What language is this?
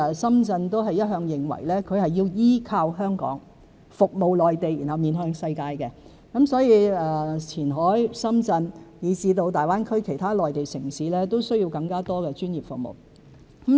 Cantonese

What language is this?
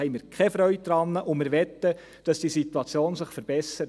Swiss German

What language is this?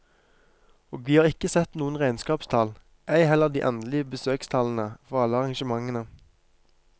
Norwegian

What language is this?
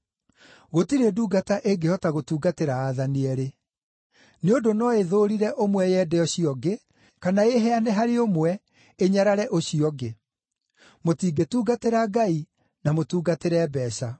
Kikuyu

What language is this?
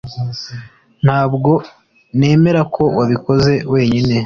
Kinyarwanda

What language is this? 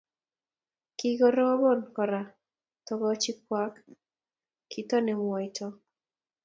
Kalenjin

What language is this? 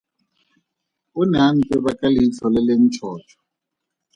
Tswana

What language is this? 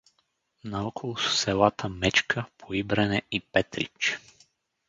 Bulgarian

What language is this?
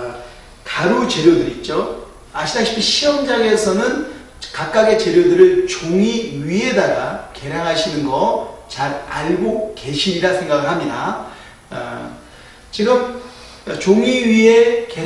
Korean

